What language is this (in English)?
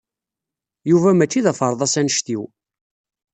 Kabyle